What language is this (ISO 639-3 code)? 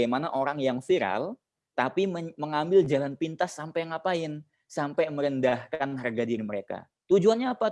ind